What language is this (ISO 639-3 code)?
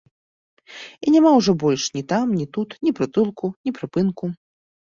bel